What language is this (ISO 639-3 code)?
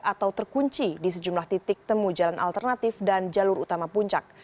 ind